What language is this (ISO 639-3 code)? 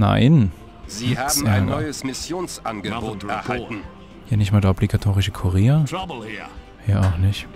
deu